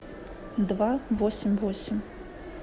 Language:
Russian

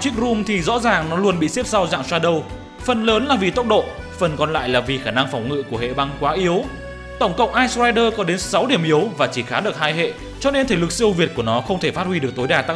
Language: Vietnamese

